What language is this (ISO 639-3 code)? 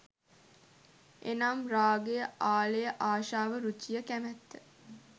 sin